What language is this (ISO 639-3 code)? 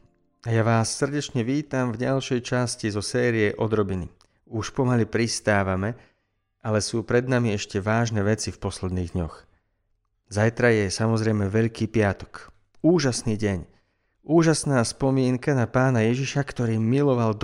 slk